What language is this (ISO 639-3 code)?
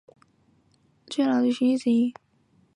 zho